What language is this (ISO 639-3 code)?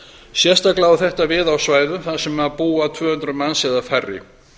isl